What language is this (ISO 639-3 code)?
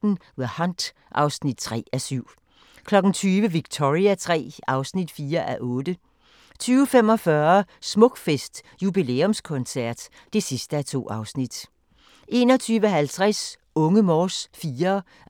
dan